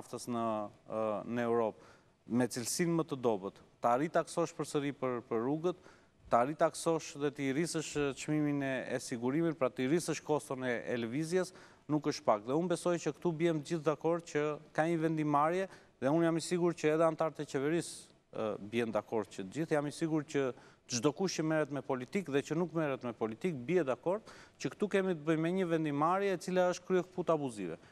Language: Romanian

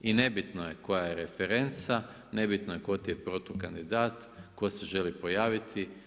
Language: Croatian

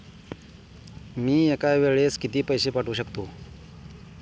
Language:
Marathi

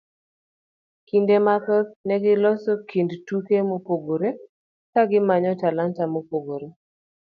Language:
Luo (Kenya and Tanzania)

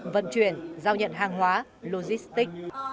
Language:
Vietnamese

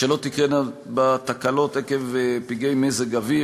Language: Hebrew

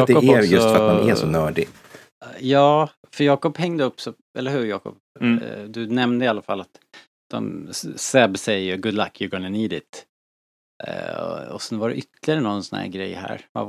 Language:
Swedish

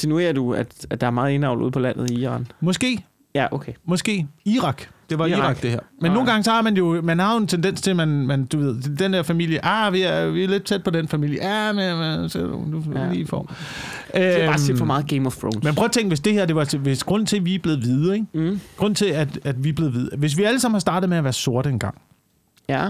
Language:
Danish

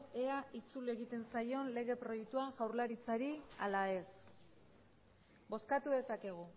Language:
Basque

